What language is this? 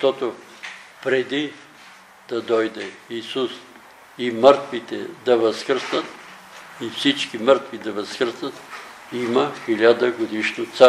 Bulgarian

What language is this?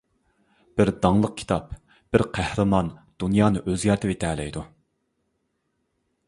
Uyghur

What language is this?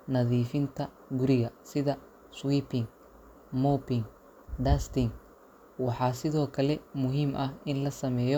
Somali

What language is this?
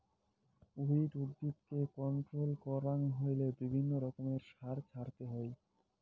Bangla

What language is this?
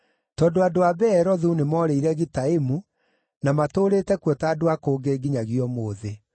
Kikuyu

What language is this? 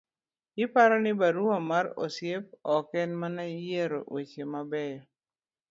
Luo (Kenya and Tanzania)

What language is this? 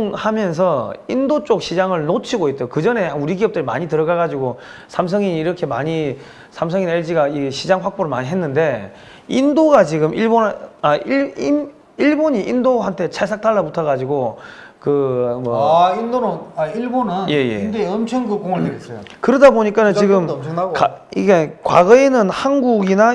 Korean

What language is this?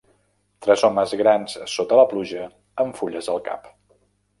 Catalan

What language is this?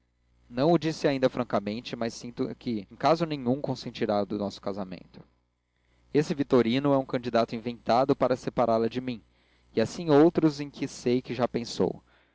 Portuguese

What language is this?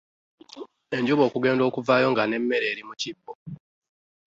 Ganda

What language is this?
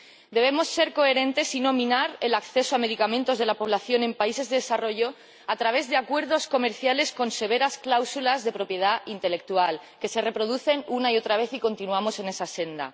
Spanish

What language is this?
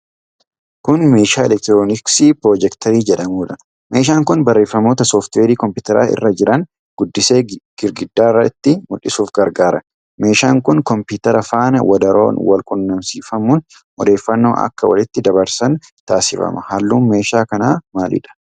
Oromo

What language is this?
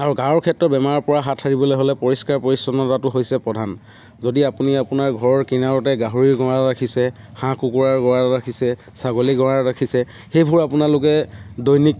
Assamese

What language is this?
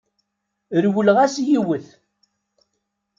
Kabyle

